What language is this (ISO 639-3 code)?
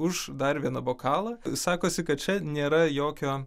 lit